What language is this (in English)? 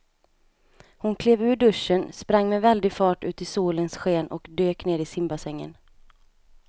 Swedish